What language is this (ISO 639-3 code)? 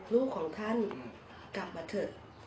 tha